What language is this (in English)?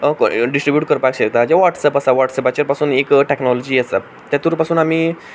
Konkani